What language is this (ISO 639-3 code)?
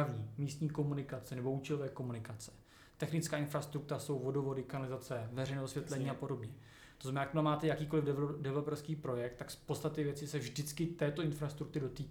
ces